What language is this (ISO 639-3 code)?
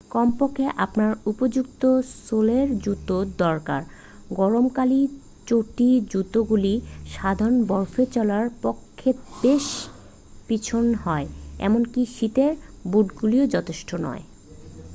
ben